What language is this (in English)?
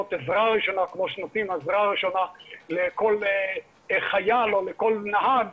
Hebrew